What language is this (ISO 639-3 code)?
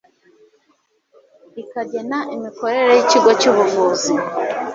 kin